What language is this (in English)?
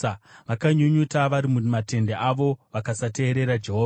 Shona